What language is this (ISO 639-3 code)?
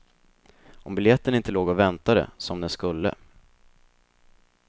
swe